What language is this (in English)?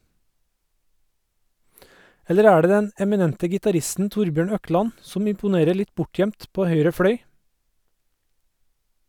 Norwegian